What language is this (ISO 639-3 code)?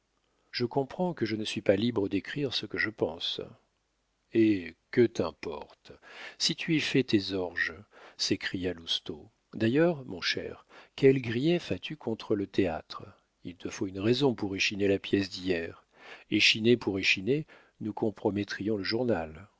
fra